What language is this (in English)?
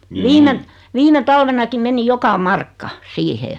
Finnish